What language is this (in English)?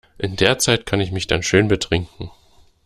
German